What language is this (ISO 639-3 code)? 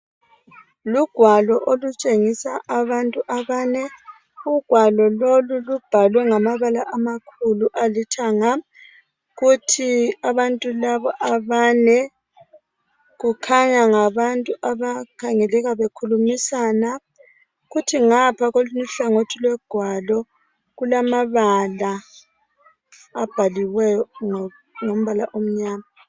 nde